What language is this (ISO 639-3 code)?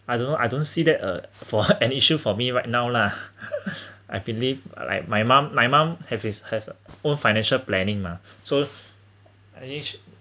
eng